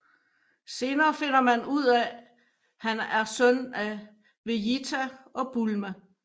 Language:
Danish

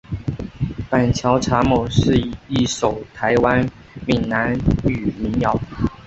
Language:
Chinese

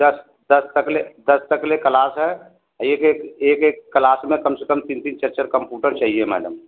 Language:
Hindi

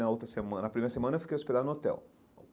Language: Portuguese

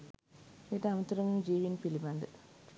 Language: Sinhala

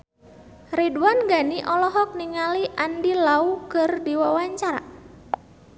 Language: Sundanese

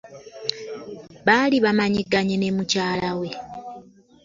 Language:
Ganda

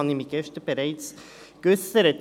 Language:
Swiss German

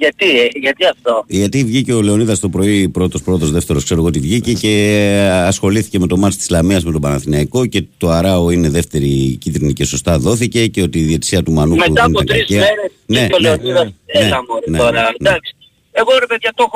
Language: Greek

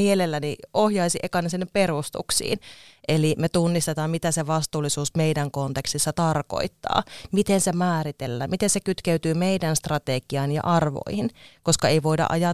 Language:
Finnish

